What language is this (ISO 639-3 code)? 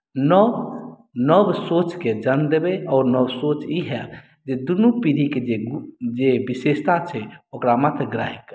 mai